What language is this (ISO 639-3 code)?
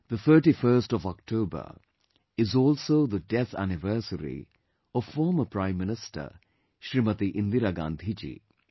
eng